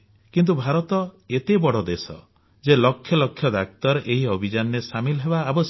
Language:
Odia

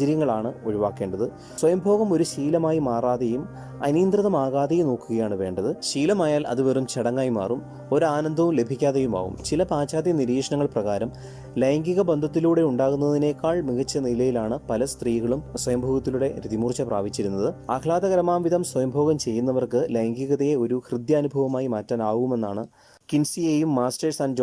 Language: Malayalam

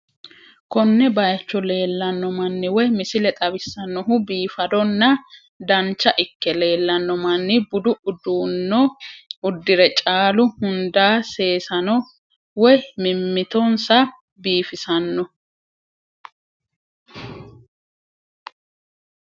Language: Sidamo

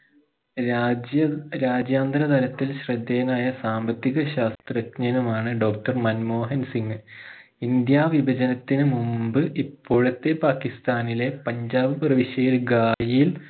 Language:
Malayalam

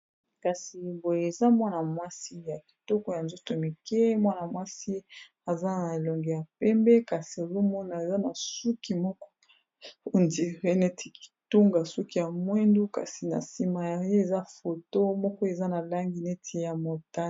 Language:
Lingala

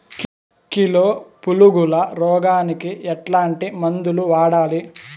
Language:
Telugu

